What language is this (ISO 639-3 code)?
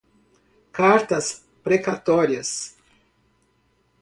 por